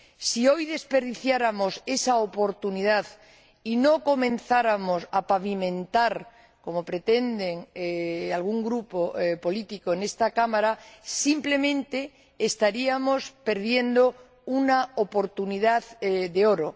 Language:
Spanish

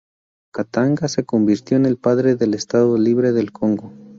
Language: Spanish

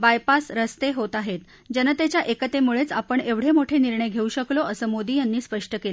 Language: Marathi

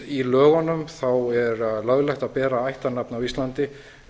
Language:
Icelandic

